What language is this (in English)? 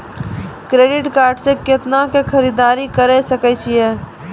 Maithili